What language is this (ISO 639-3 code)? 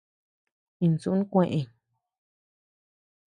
cux